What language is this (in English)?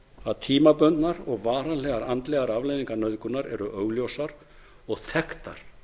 Icelandic